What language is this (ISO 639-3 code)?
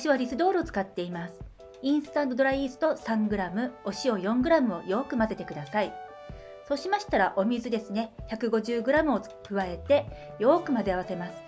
jpn